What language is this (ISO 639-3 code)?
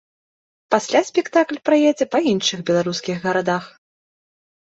bel